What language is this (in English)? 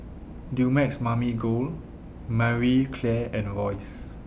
English